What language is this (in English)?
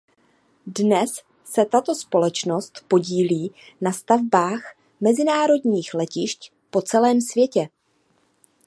Czech